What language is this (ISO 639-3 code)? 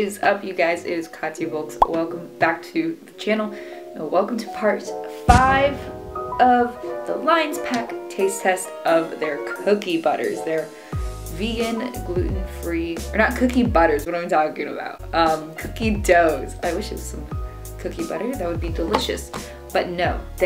eng